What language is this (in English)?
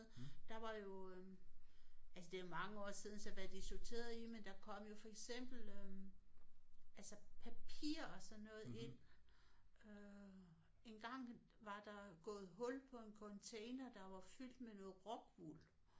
Danish